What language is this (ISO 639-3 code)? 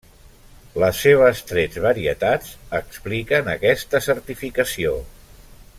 cat